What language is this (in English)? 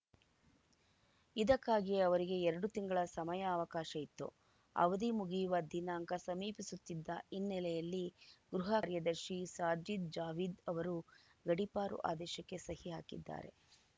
Kannada